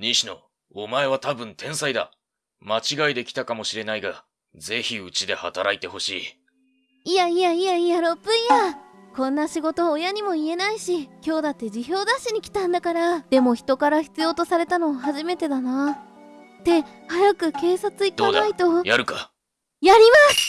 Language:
Japanese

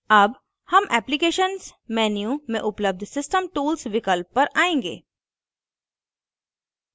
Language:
Hindi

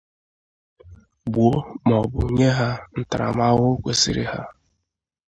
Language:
Igbo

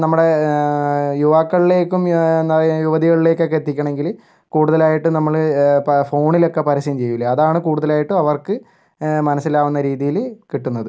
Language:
Malayalam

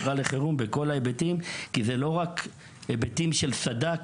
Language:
Hebrew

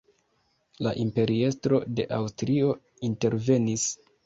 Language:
Esperanto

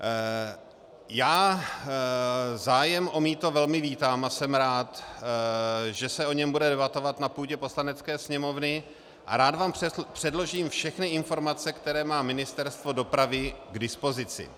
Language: Czech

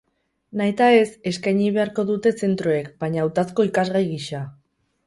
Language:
Basque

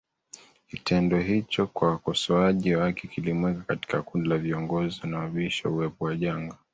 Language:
Swahili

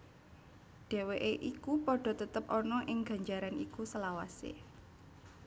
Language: Javanese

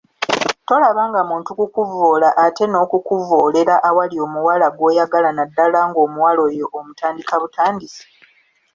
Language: Ganda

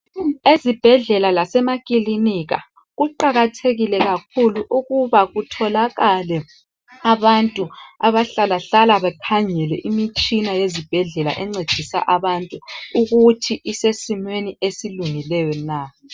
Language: North Ndebele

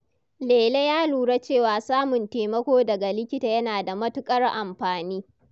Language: Hausa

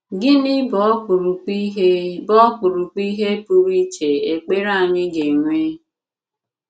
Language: Igbo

